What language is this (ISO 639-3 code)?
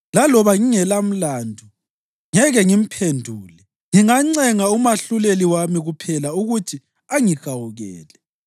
nde